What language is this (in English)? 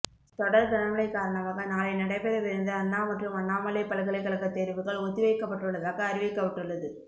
Tamil